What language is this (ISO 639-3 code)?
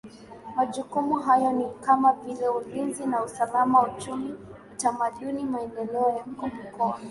swa